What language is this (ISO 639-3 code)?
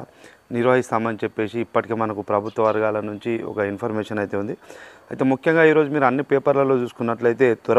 tel